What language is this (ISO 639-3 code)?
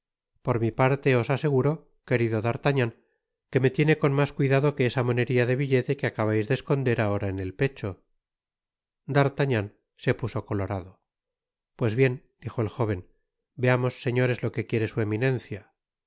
spa